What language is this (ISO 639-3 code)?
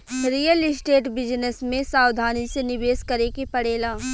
bho